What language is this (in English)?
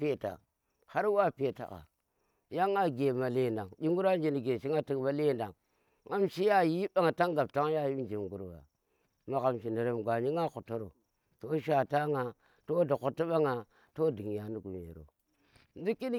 Tera